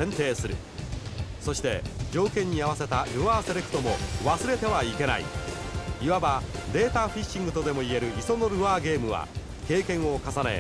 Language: Japanese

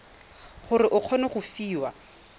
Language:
Tswana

